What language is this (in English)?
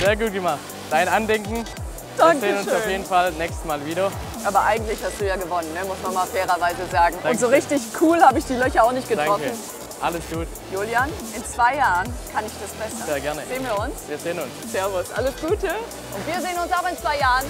German